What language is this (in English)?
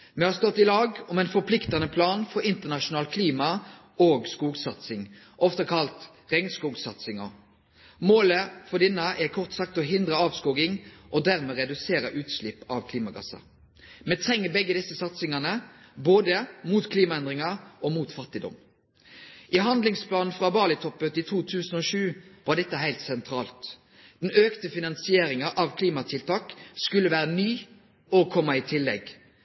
Norwegian Nynorsk